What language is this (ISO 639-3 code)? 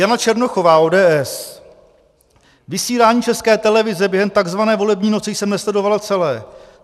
ces